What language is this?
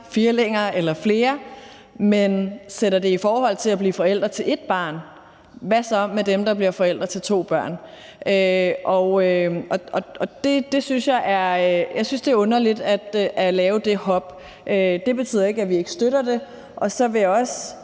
Danish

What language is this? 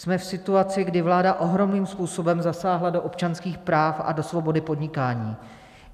Czech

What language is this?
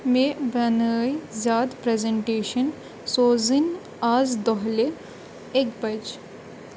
Kashmiri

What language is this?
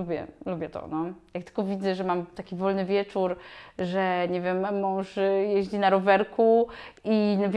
Polish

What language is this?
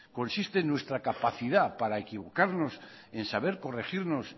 Spanish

